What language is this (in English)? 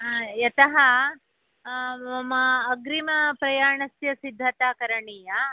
Sanskrit